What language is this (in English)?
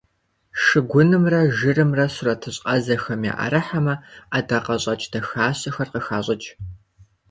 Kabardian